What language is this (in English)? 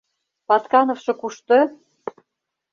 Mari